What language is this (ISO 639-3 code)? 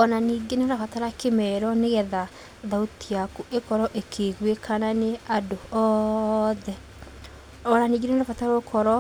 kik